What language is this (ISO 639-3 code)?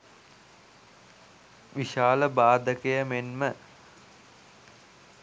sin